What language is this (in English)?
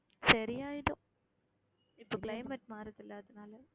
Tamil